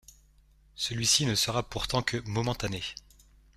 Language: French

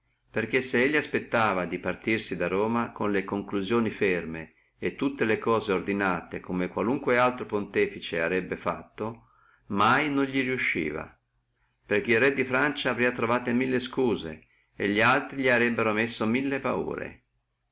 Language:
Italian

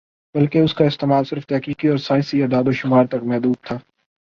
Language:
Urdu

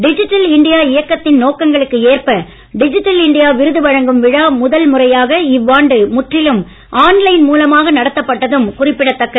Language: Tamil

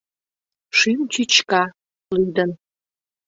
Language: Mari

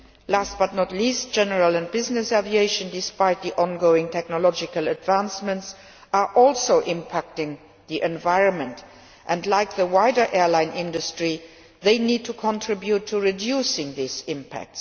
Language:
English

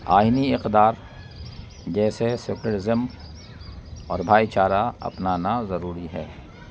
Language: Urdu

